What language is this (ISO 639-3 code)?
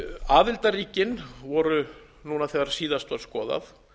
isl